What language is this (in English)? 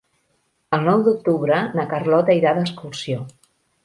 Catalan